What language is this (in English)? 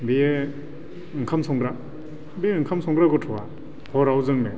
Bodo